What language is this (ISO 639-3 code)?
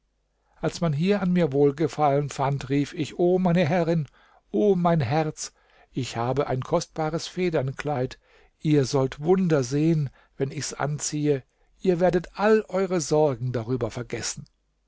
deu